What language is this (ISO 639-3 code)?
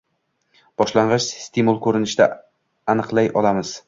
uzb